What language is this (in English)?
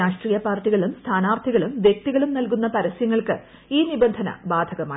Malayalam